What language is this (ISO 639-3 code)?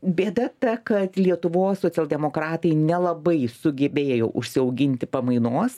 lit